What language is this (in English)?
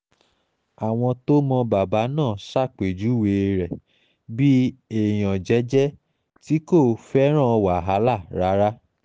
Yoruba